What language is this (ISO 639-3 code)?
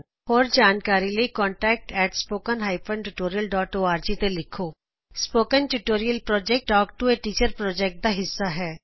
pan